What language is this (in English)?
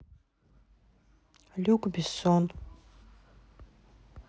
Russian